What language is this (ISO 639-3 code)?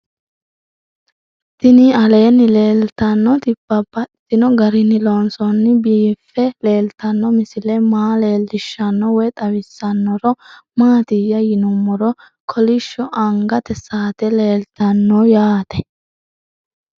sid